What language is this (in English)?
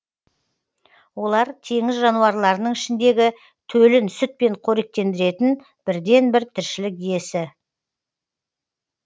Kazakh